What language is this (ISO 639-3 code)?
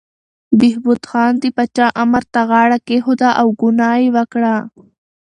pus